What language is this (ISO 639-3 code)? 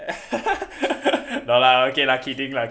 eng